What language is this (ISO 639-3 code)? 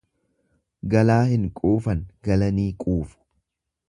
orm